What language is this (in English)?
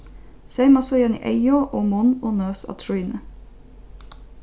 Faroese